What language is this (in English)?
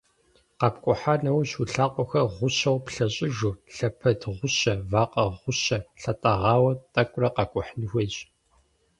Kabardian